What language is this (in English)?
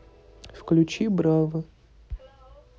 Russian